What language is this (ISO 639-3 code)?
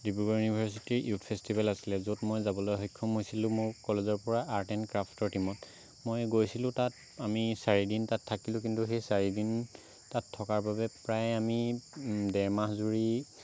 asm